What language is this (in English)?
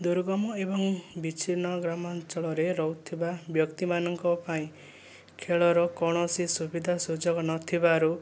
Odia